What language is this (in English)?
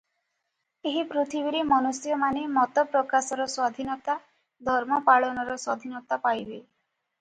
Odia